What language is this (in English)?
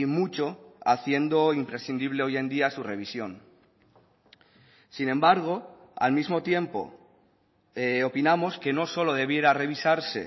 Spanish